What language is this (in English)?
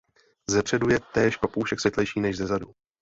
Czech